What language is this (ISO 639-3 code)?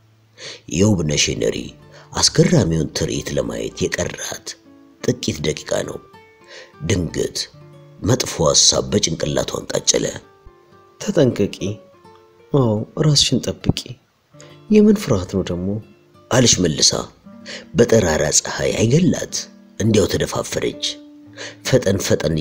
ara